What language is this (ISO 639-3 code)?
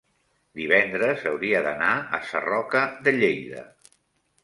cat